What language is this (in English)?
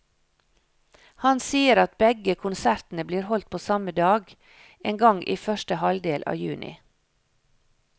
Norwegian